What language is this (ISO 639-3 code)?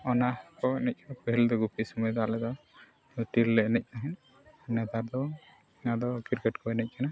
sat